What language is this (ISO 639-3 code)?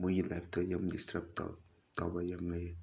mni